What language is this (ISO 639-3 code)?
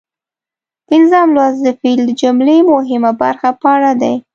pus